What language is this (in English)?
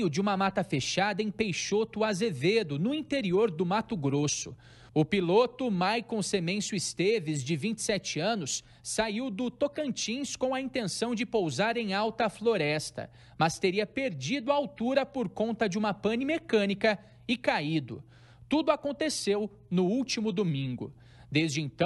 Portuguese